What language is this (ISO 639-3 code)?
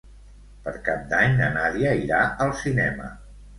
cat